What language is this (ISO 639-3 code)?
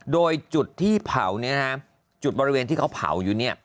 tha